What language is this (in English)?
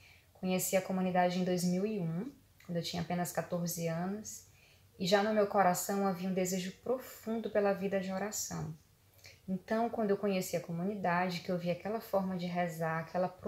Portuguese